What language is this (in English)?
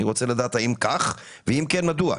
Hebrew